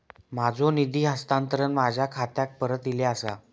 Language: Marathi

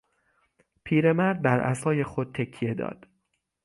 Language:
Persian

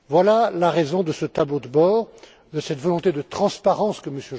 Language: French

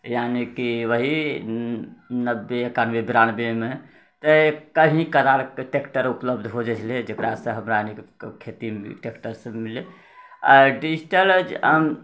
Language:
Maithili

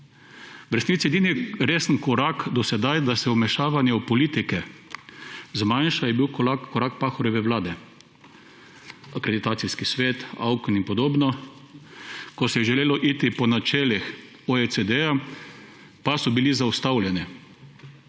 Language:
Slovenian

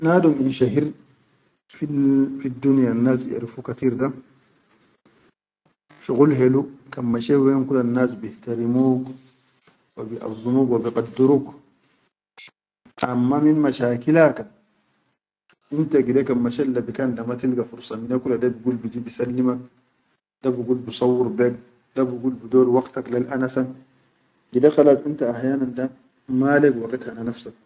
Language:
Chadian Arabic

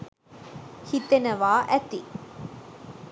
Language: Sinhala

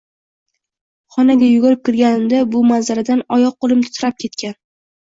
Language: Uzbek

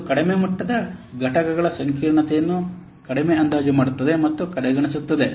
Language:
Kannada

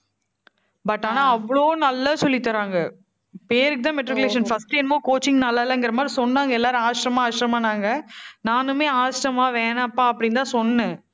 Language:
Tamil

